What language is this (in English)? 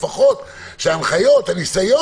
Hebrew